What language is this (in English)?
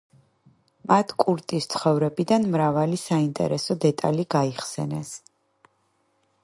Georgian